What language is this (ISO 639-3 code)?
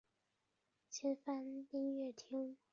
zho